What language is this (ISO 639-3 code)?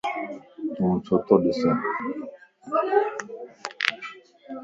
lss